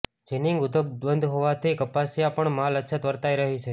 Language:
Gujarati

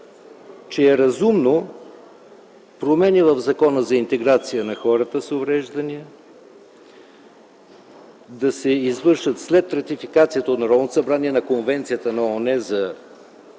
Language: Bulgarian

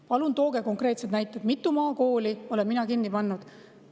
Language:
Estonian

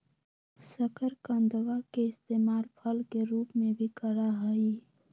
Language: Magahi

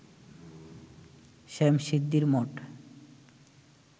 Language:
Bangla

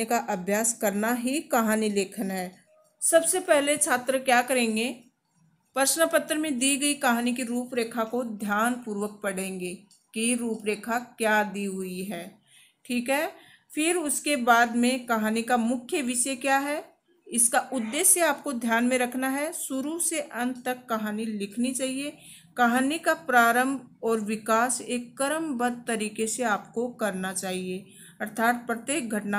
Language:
Hindi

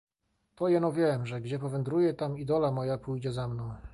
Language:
Polish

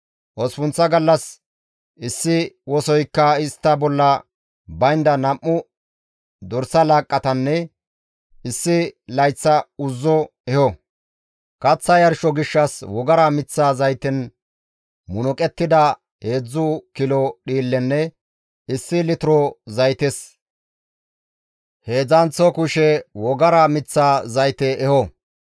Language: Gamo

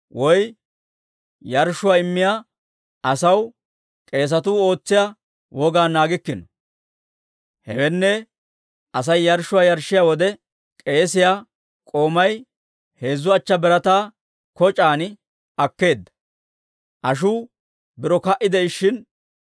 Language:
Dawro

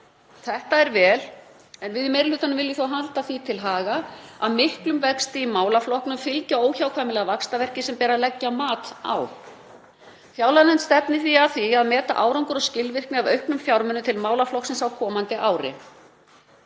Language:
Icelandic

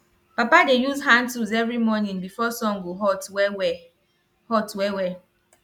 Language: Nigerian Pidgin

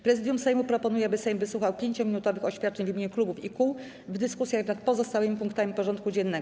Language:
Polish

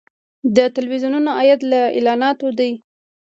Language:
Pashto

